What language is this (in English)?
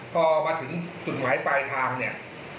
Thai